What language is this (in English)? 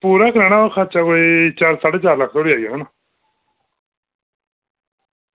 Dogri